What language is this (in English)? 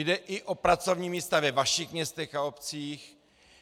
Czech